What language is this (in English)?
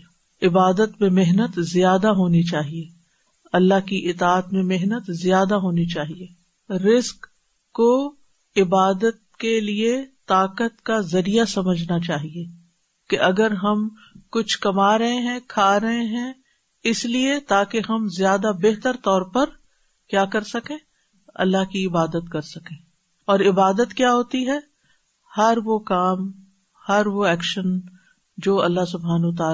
Urdu